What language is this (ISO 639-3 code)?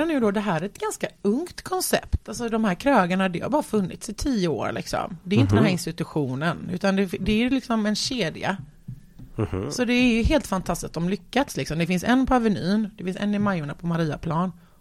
swe